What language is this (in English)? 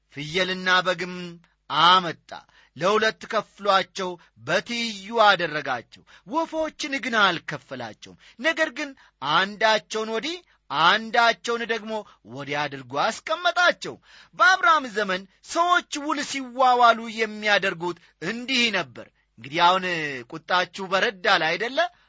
Amharic